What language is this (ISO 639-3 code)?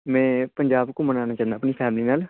pan